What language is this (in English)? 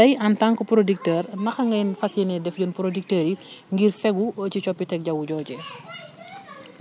Wolof